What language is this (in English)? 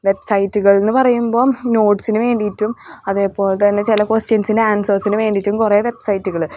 Malayalam